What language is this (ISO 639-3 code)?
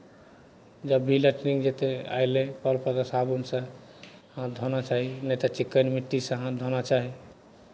mai